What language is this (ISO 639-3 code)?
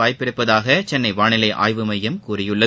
tam